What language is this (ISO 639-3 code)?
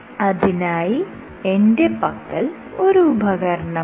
mal